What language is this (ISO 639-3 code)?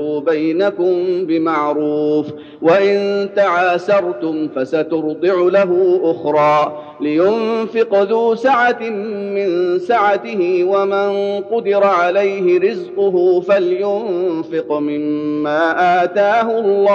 ara